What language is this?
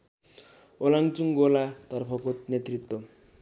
Nepali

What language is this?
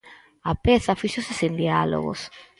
Galician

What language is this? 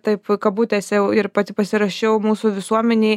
Lithuanian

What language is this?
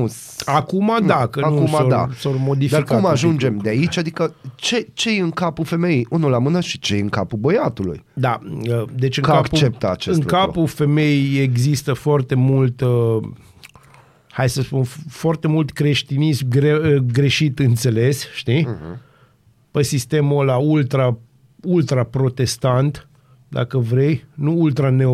Romanian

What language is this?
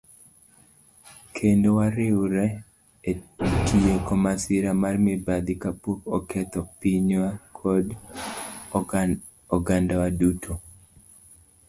Luo (Kenya and Tanzania)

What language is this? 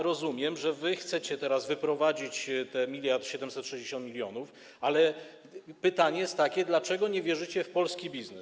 Polish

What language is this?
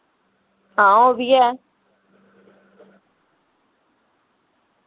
Dogri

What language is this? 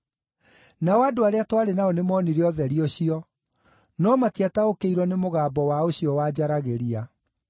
Kikuyu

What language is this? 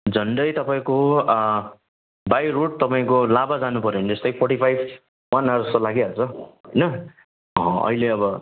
Nepali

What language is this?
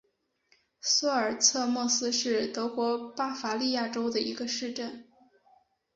Chinese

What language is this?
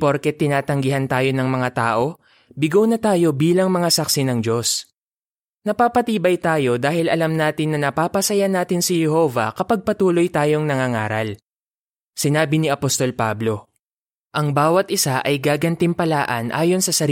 Filipino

